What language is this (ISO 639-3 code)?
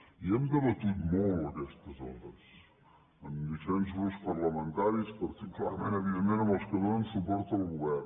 cat